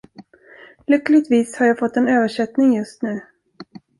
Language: Swedish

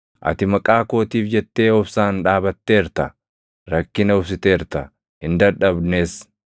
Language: Oromo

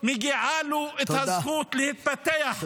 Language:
Hebrew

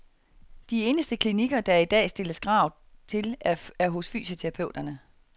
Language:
Danish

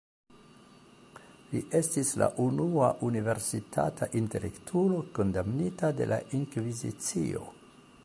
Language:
Esperanto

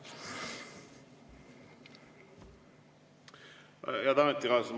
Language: Estonian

